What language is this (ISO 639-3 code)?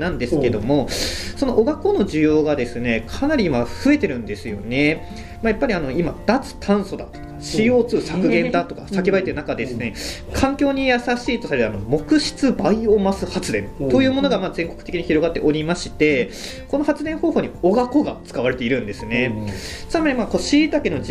jpn